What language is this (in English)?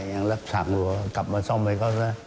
Thai